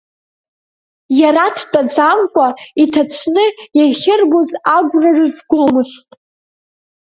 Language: Abkhazian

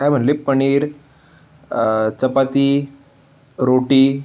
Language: Marathi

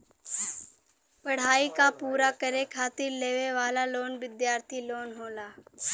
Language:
Bhojpuri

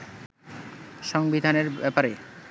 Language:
Bangla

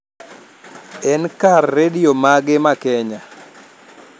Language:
Luo (Kenya and Tanzania)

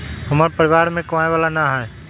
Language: Magahi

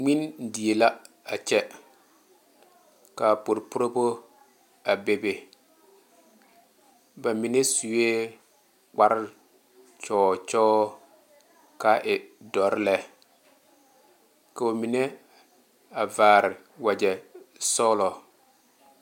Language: Southern Dagaare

